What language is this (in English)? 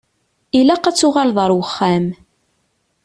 Kabyle